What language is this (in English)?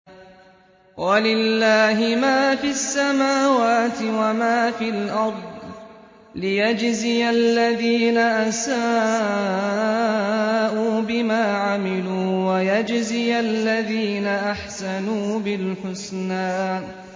Arabic